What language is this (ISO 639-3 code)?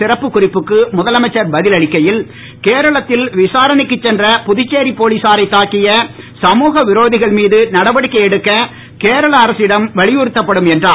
tam